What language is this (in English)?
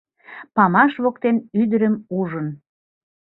Mari